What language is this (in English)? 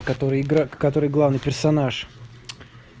Russian